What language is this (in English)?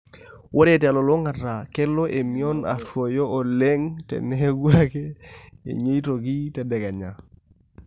Masai